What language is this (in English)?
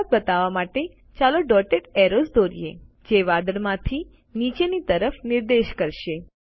Gujarati